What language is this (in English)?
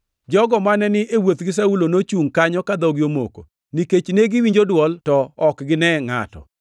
Luo (Kenya and Tanzania)